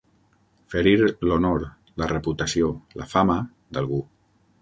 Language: Catalan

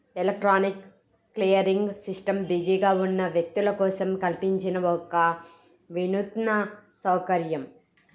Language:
Telugu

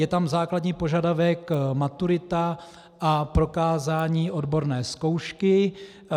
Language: Czech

